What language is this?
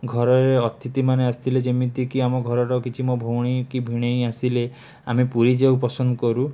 Odia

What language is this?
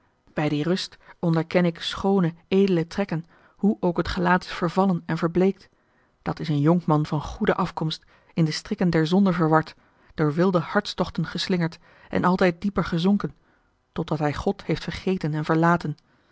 Dutch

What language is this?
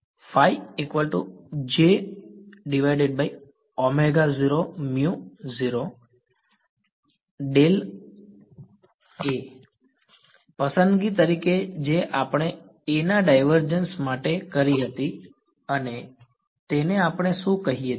Gujarati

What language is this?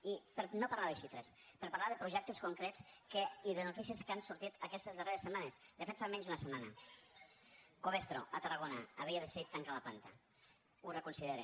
Catalan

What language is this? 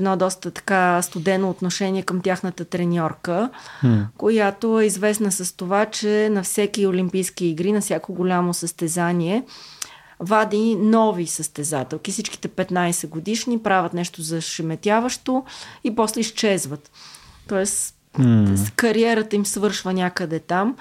Bulgarian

